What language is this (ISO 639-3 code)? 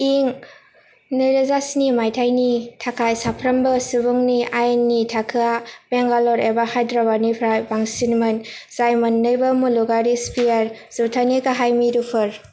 brx